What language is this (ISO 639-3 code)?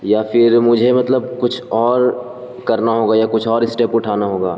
urd